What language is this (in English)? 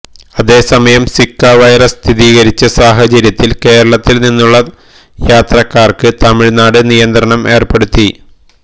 Malayalam